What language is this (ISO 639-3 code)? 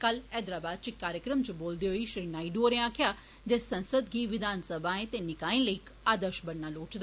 doi